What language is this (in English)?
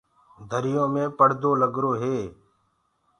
Gurgula